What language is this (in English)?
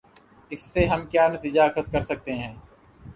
Urdu